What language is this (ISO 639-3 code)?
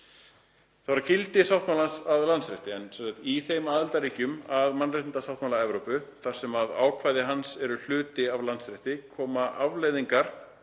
isl